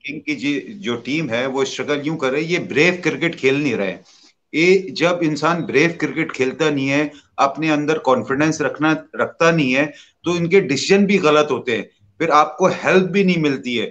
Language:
Hindi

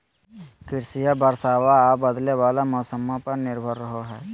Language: Magahi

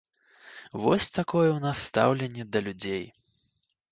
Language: Belarusian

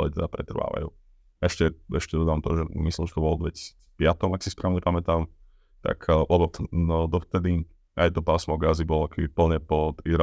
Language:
Slovak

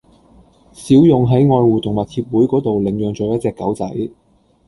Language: Cantonese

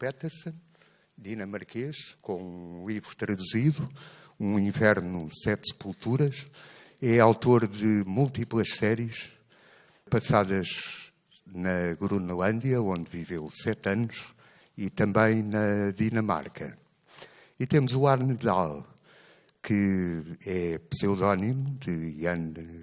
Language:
Portuguese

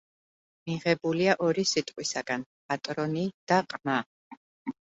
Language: Georgian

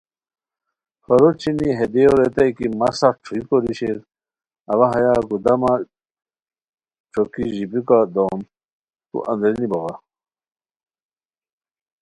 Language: Khowar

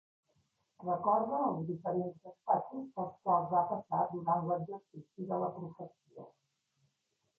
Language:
Catalan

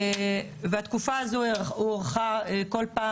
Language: Hebrew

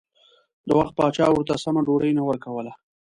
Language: Pashto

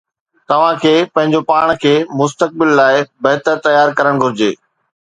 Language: Sindhi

